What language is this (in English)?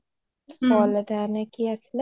Assamese